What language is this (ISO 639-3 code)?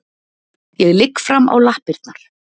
isl